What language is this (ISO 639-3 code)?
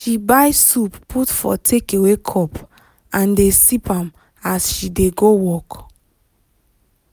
pcm